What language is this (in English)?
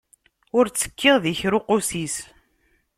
Kabyle